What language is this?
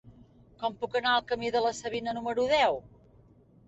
Catalan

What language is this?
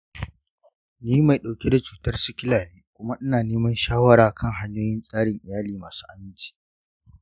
Hausa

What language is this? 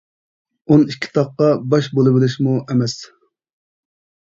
Uyghur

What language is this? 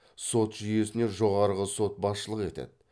Kazakh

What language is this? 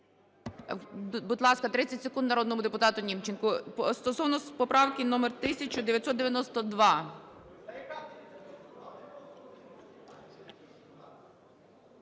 Ukrainian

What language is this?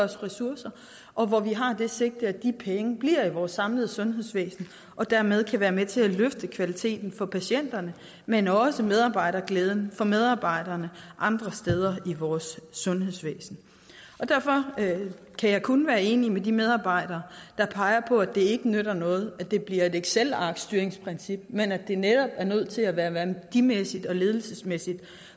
Danish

